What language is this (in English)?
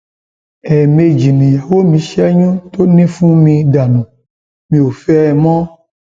Yoruba